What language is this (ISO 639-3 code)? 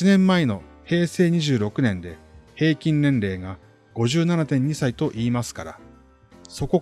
jpn